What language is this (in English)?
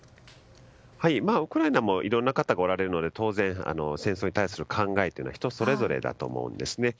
Japanese